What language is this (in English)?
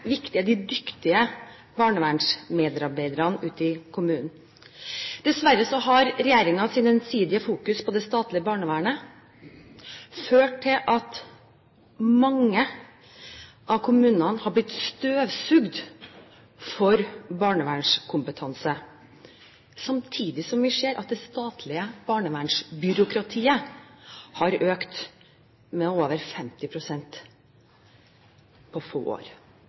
Norwegian Bokmål